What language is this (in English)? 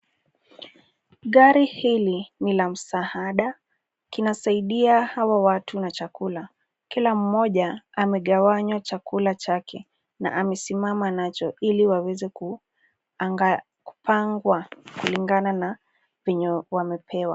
Swahili